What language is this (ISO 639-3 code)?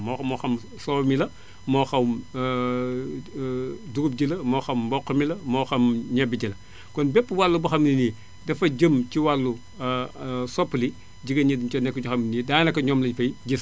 wol